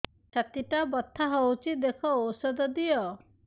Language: Odia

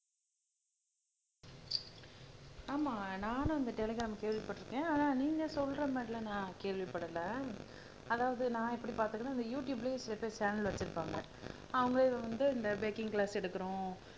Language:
Tamil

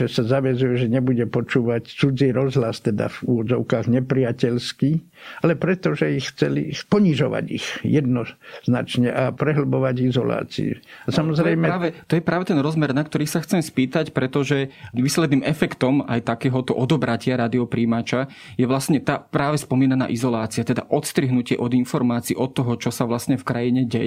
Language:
Slovak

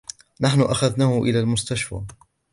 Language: Arabic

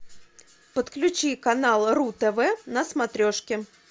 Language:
Russian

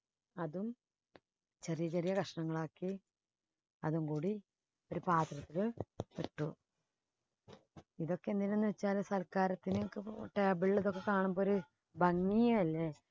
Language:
Malayalam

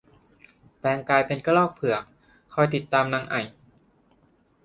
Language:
Thai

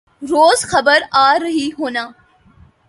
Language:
Urdu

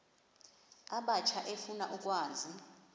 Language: Xhosa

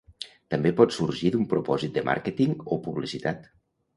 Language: Catalan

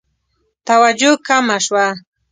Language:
Pashto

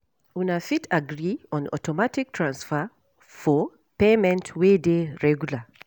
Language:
Nigerian Pidgin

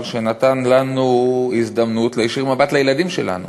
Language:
Hebrew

